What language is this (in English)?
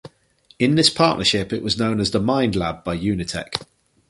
English